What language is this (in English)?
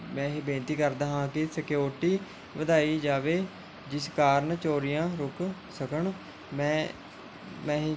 Punjabi